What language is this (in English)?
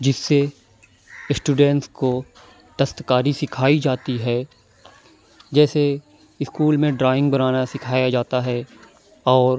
Urdu